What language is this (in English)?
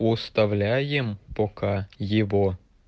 Russian